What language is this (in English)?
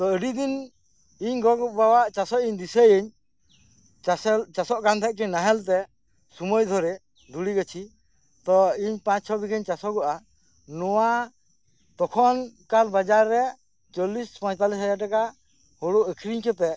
Santali